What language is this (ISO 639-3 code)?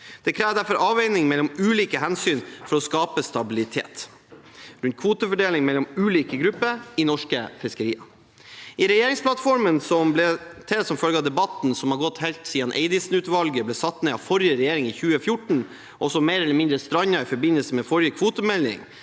nor